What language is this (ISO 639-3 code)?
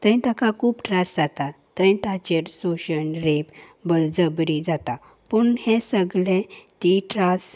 kok